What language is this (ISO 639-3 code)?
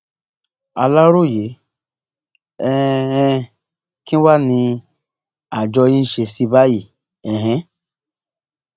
yor